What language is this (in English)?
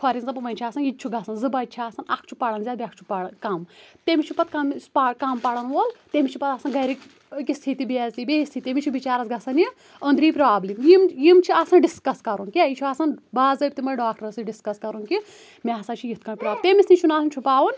Kashmiri